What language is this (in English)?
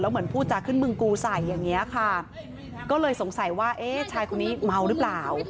Thai